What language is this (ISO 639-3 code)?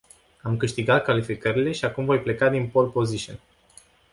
ron